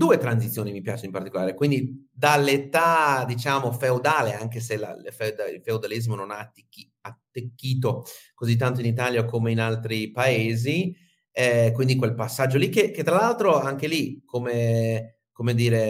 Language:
Italian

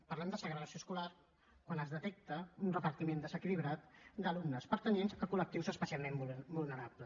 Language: Catalan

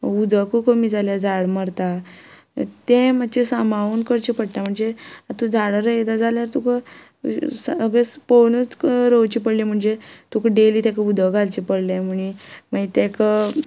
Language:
Konkani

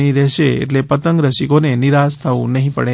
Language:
Gujarati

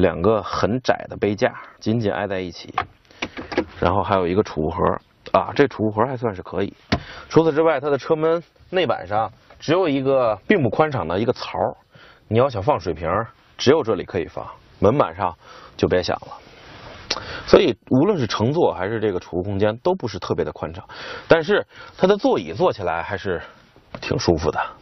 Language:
Chinese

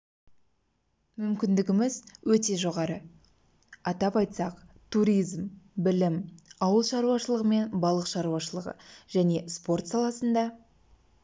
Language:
Kazakh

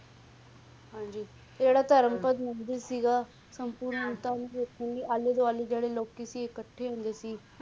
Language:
Punjabi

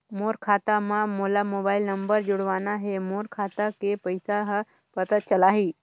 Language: Chhattisgarhi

